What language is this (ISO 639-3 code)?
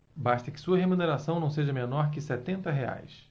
por